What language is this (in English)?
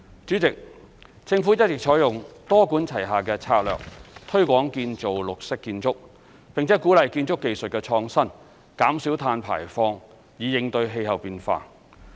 Cantonese